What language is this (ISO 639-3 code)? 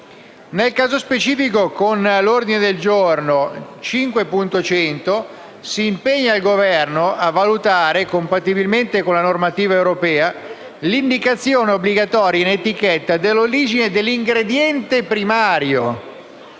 ita